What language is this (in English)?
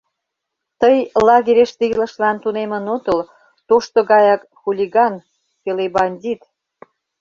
Mari